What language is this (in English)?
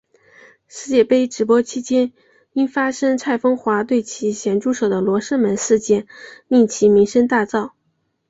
Chinese